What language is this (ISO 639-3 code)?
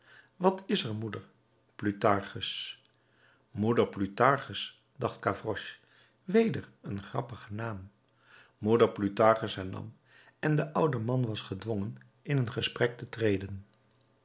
nld